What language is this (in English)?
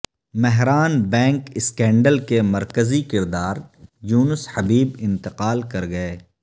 Urdu